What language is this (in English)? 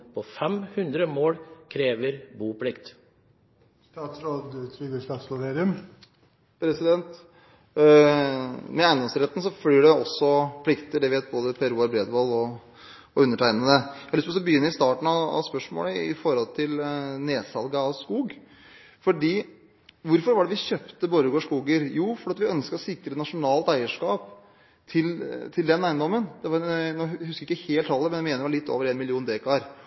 Norwegian Bokmål